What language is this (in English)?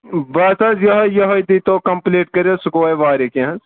Kashmiri